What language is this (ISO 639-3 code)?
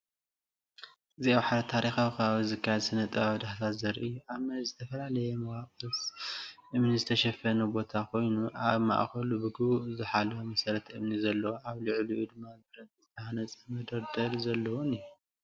tir